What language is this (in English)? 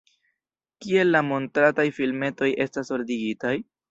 Esperanto